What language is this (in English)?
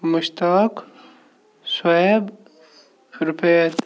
Kashmiri